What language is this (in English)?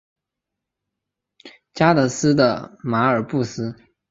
Chinese